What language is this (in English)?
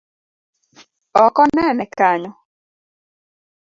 Luo (Kenya and Tanzania)